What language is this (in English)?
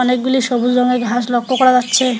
Bangla